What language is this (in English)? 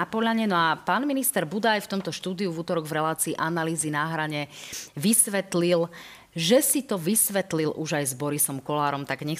Slovak